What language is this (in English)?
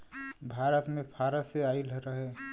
Bhojpuri